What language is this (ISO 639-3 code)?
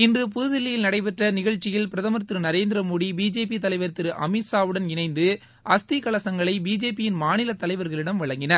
tam